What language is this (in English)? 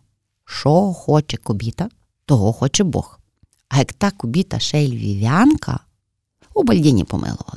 Ukrainian